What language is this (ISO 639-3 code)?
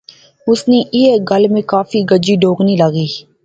phr